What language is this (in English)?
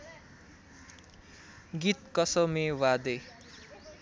Nepali